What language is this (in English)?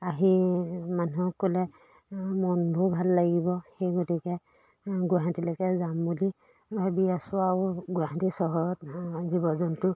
Assamese